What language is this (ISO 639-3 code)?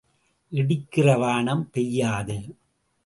tam